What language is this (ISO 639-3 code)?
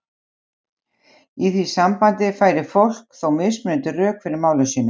isl